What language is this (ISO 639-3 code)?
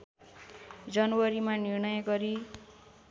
nep